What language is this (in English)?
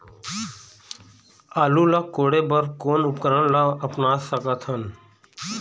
Chhattisgarhi